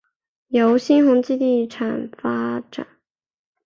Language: Chinese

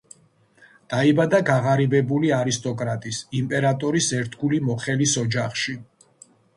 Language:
Georgian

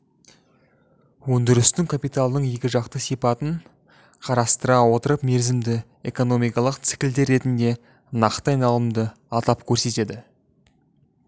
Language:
Kazakh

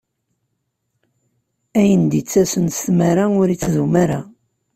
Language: Kabyle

